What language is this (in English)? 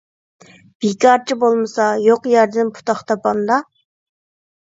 Uyghur